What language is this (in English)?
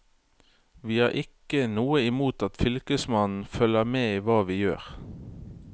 Norwegian